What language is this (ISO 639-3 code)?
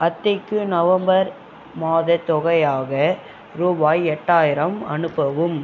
tam